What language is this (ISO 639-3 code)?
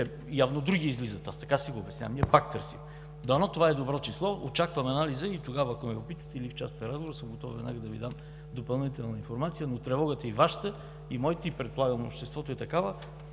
bul